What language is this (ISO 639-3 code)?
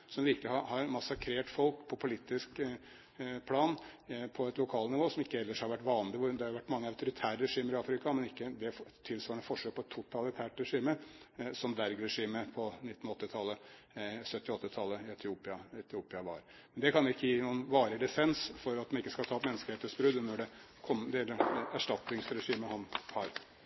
nob